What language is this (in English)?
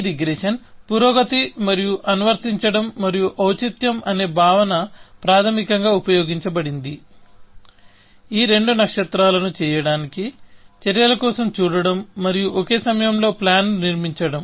Telugu